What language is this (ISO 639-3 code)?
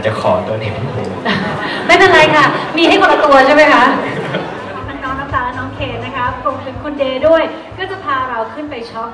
tha